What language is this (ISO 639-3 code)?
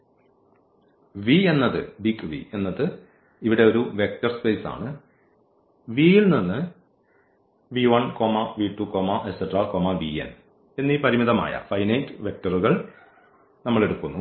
mal